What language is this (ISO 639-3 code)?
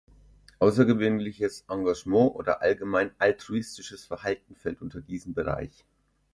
deu